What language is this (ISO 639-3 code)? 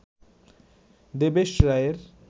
ben